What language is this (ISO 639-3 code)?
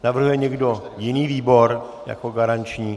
ces